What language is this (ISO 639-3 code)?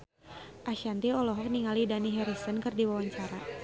sun